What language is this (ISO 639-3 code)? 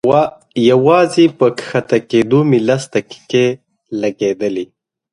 pus